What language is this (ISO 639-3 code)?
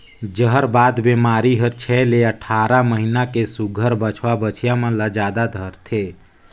hne